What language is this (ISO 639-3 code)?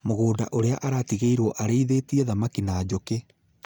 kik